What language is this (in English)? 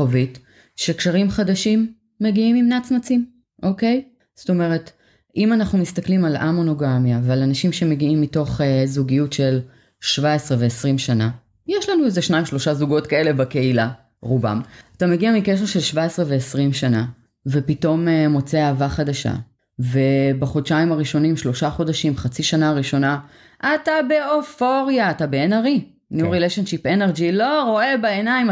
Hebrew